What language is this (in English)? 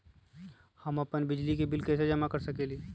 Magahi